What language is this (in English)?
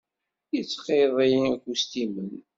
Kabyle